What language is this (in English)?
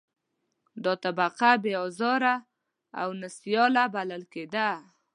Pashto